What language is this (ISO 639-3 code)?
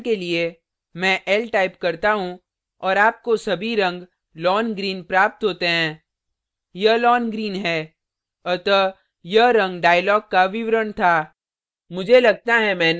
hin